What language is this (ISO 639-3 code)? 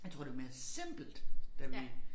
dan